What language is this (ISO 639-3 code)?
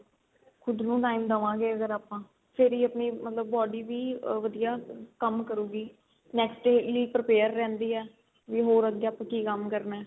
pan